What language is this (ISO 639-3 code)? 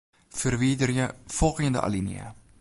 fry